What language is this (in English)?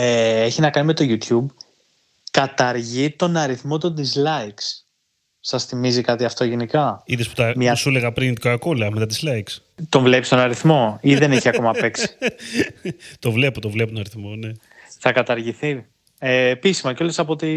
Greek